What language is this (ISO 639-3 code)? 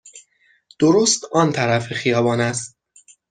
fas